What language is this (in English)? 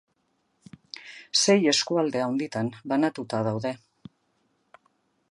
Basque